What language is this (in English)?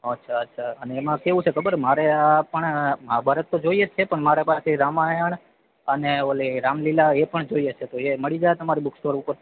Gujarati